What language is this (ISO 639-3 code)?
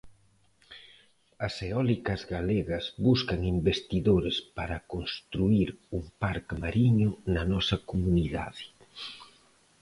glg